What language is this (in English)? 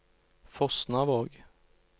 Norwegian